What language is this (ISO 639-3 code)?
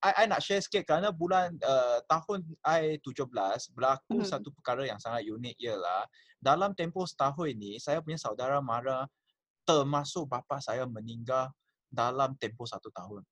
msa